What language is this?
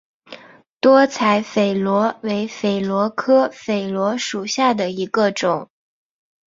Chinese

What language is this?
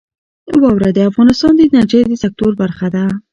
Pashto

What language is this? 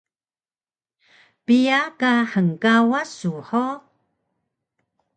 Taroko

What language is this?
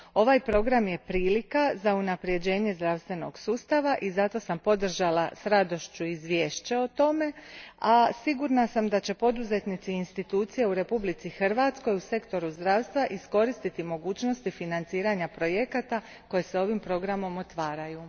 Croatian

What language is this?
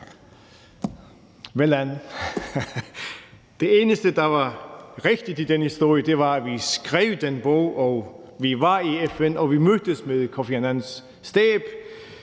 Danish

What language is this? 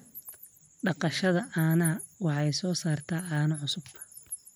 Somali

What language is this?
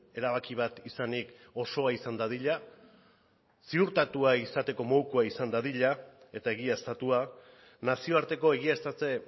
Basque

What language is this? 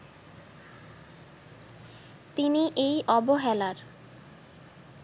Bangla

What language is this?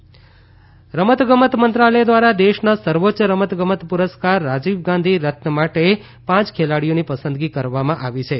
Gujarati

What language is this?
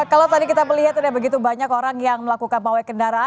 Indonesian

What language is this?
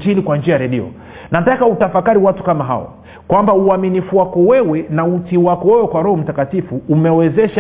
Swahili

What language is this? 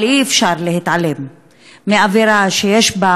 Hebrew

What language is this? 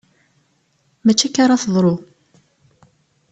Kabyle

